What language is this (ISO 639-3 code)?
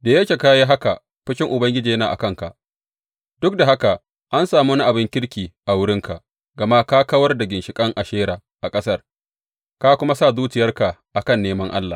hau